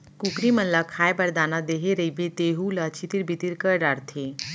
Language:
Chhattisgarhi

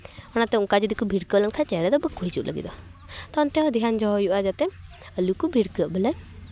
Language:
Santali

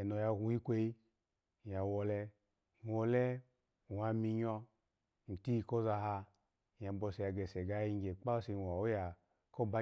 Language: Alago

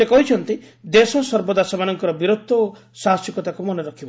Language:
Odia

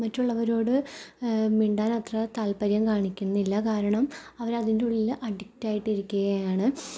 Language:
Malayalam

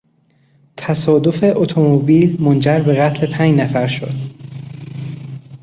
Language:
Persian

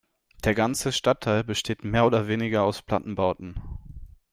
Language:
German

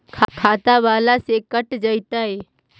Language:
Magahi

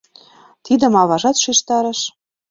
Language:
Mari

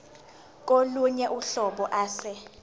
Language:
Zulu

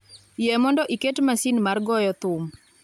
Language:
Luo (Kenya and Tanzania)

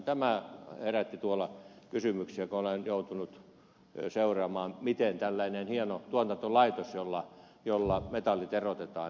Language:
Finnish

